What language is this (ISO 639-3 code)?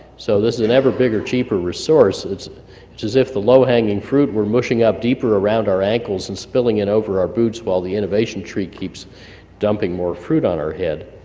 eng